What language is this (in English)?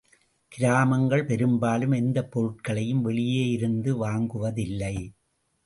Tamil